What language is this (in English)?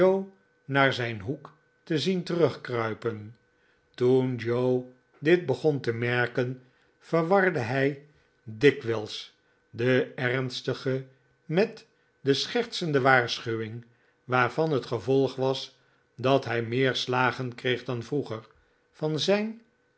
Dutch